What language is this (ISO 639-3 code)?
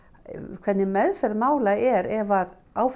isl